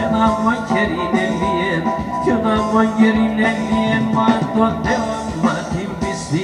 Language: Greek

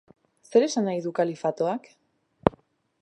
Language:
Basque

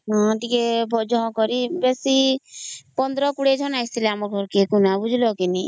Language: Odia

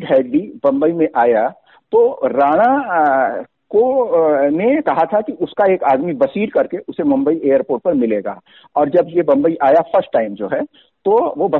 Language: Hindi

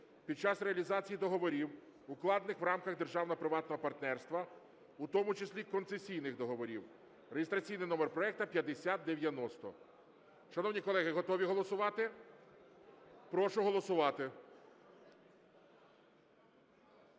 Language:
Ukrainian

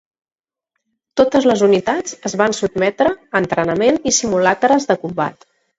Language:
Catalan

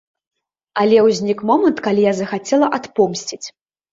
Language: Belarusian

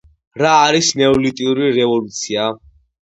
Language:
Georgian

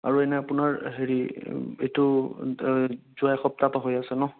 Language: Assamese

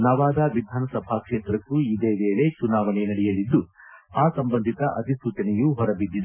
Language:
Kannada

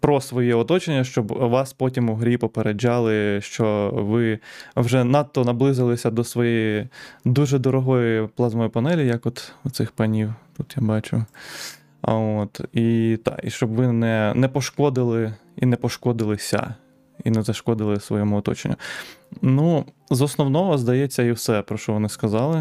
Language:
Ukrainian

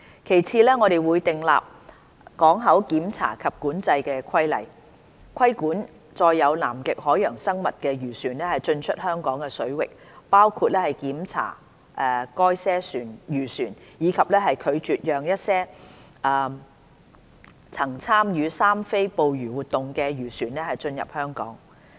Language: Cantonese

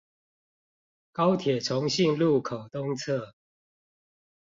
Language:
Chinese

